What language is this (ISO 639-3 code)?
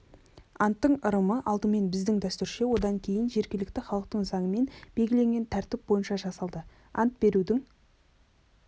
kaz